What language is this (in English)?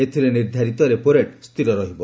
Odia